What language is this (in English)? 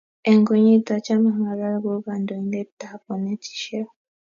Kalenjin